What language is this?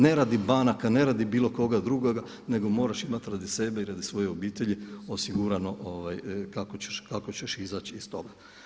Croatian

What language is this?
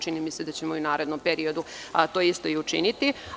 Serbian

